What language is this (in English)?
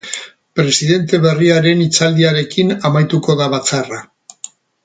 Basque